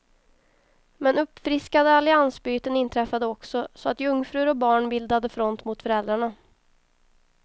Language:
Swedish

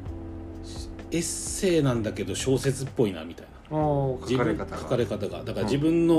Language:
Japanese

